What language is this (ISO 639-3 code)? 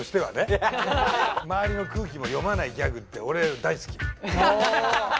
jpn